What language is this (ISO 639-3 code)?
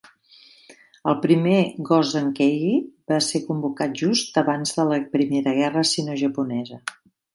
cat